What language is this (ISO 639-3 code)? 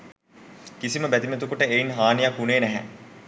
sin